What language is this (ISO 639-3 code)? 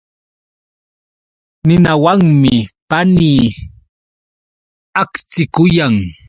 qux